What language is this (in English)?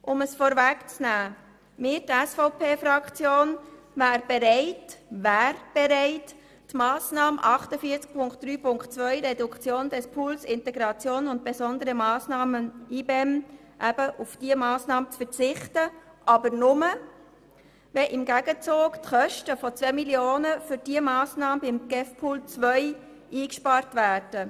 Swiss German